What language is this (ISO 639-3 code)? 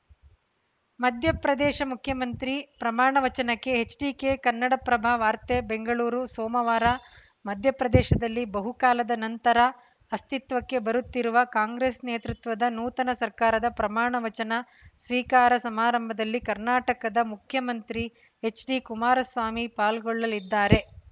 kan